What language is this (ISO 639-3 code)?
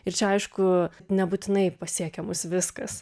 lit